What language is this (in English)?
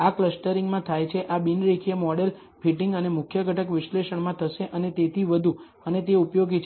Gujarati